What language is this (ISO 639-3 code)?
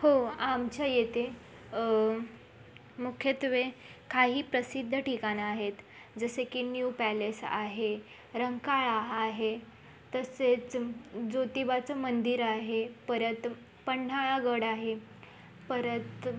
mar